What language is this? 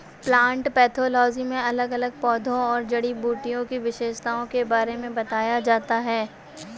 Hindi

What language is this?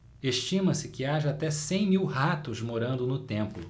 Portuguese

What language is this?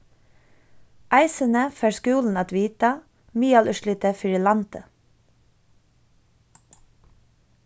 Faroese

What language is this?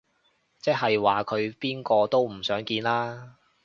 Cantonese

